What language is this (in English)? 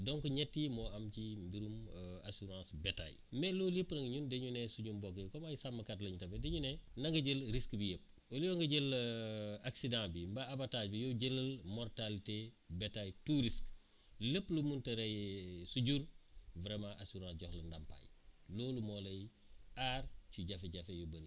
Wolof